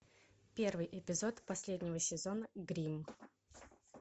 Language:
Russian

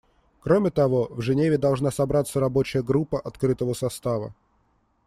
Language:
Russian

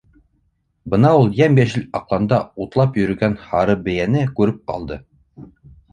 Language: Bashkir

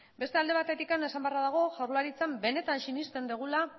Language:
Basque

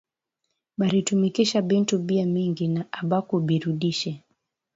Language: Swahili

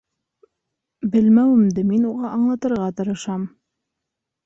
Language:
Bashkir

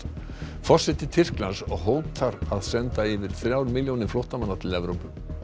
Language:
Icelandic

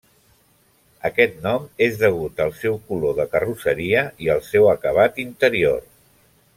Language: Catalan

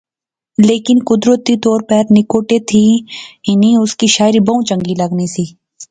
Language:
Pahari-Potwari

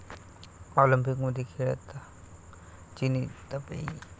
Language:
Marathi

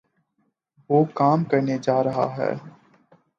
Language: Urdu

